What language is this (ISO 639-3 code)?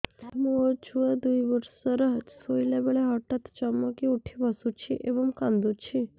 ori